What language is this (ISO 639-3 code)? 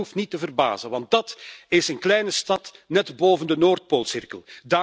nld